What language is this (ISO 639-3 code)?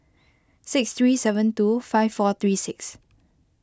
eng